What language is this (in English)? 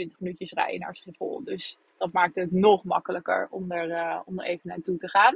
Dutch